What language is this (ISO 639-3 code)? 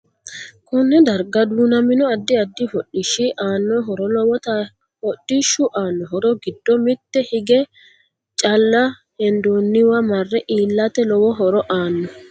sid